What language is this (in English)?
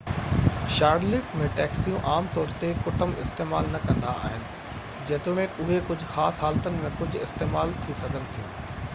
Sindhi